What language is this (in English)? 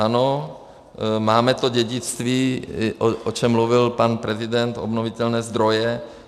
Czech